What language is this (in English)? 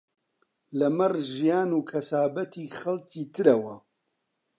Central Kurdish